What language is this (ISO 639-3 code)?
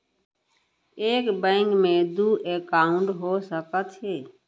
hne